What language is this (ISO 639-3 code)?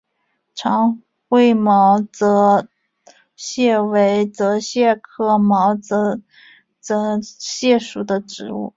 zho